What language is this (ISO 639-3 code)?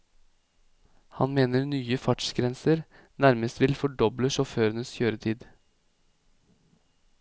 nor